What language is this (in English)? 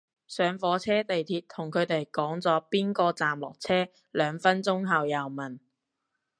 Cantonese